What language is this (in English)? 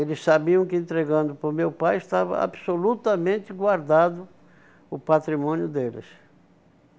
Portuguese